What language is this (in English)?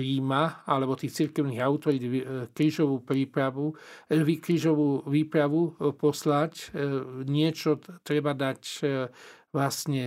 Slovak